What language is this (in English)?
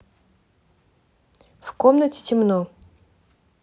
Russian